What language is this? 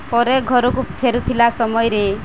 Odia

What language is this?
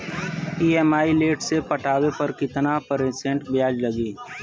Bhojpuri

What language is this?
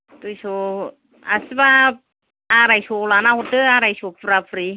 Bodo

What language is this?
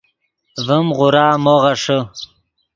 Yidgha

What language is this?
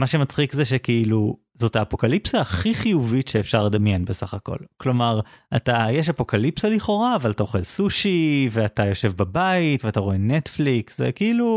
Hebrew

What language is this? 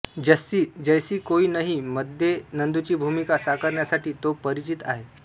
Marathi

